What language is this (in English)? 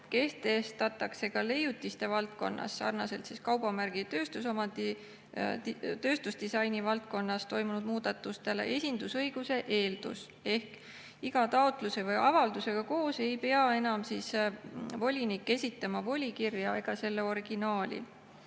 Estonian